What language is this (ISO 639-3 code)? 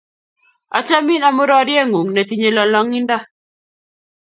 kln